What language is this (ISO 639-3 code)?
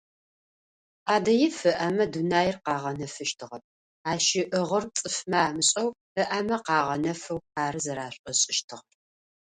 ady